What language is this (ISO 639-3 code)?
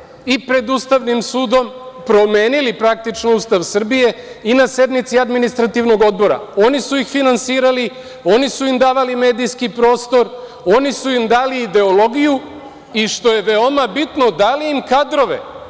srp